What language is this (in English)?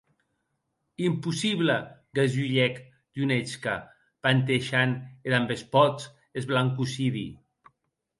Occitan